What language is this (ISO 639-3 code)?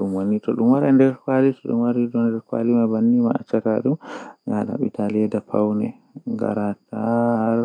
fuh